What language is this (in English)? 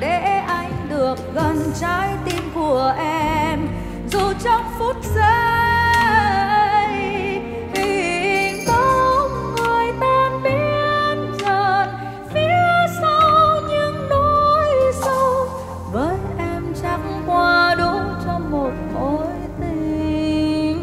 Vietnamese